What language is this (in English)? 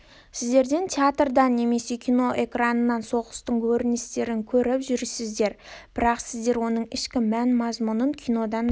Kazakh